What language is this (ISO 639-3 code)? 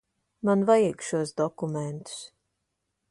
lav